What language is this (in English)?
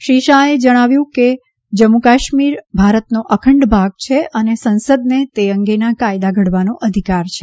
Gujarati